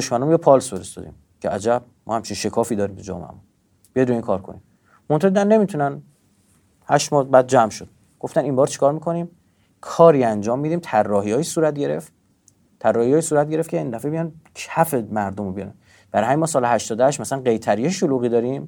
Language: Persian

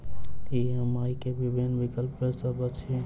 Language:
Maithili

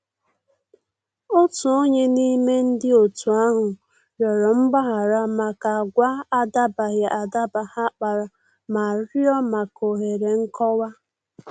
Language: Igbo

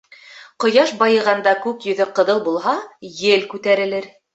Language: Bashkir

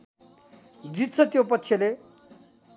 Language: Nepali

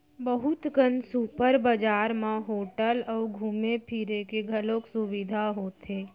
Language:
Chhattisgarhi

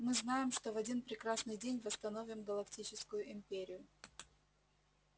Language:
Russian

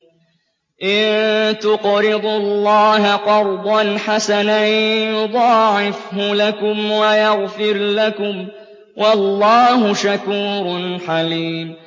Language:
Arabic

